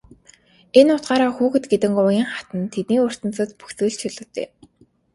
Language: Mongolian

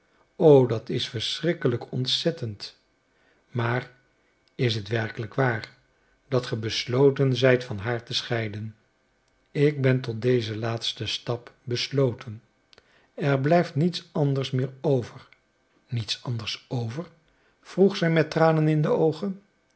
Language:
Dutch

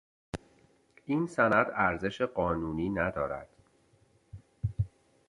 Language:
Persian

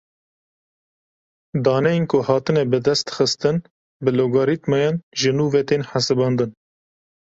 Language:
Kurdish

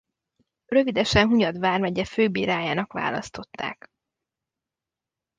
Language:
Hungarian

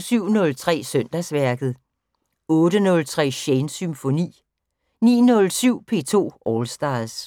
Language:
Danish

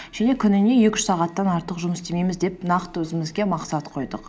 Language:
Kazakh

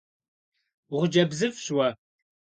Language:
Kabardian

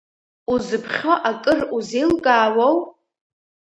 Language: Abkhazian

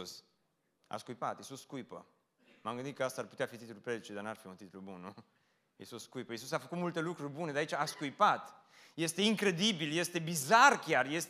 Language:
Romanian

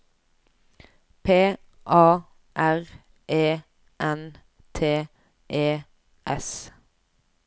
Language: Norwegian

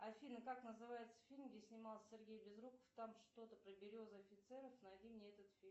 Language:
Russian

